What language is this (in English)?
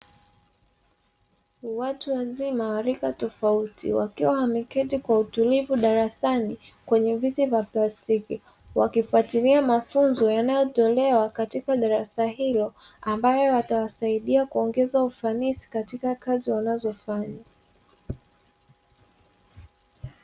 Swahili